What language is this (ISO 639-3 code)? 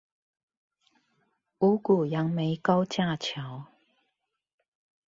zho